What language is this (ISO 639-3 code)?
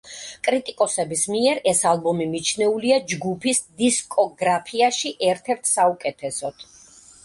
kat